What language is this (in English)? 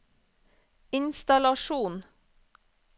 Norwegian